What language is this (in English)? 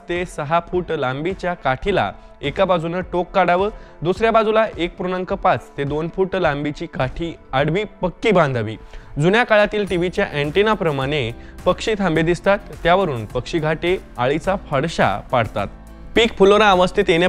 Romanian